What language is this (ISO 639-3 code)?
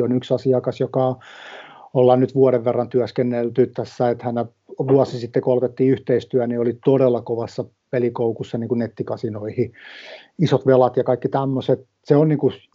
fin